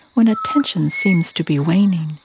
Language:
English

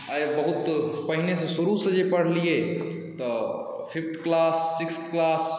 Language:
Maithili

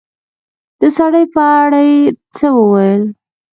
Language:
Pashto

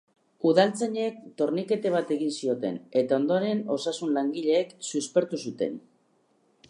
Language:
Basque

